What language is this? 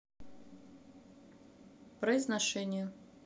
Russian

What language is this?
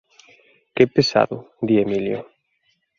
Galician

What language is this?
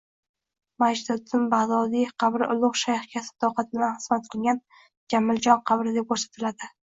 Uzbek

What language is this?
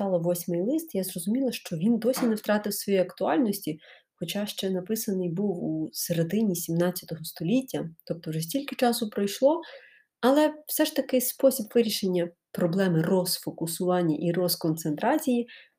Ukrainian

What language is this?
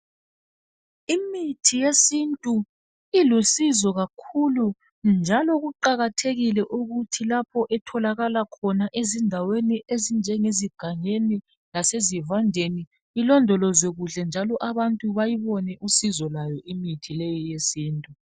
North Ndebele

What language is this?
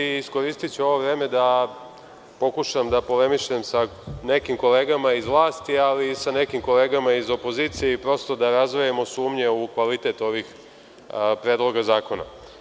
Serbian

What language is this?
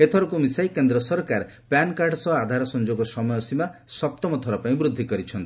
Odia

